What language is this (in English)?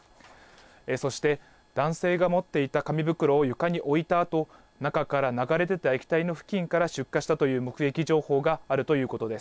Japanese